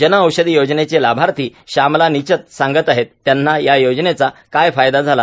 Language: Marathi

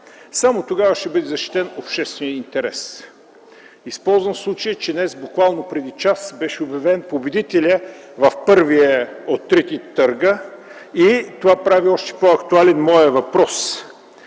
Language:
Bulgarian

